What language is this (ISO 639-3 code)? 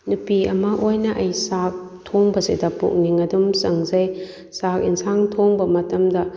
mni